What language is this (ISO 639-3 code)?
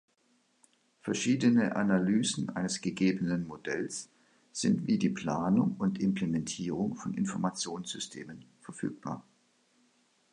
deu